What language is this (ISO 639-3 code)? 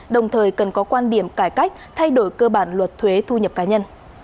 vie